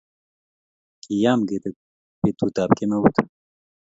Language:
Kalenjin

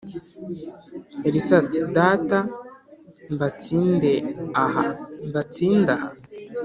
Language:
Kinyarwanda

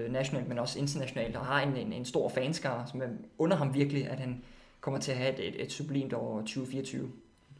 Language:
Danish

